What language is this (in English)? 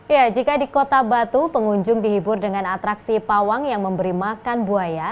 Indonesian